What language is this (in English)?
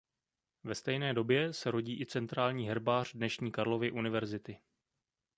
Czech